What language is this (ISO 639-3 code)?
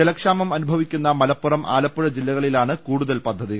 mal